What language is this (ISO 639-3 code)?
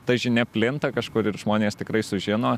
lit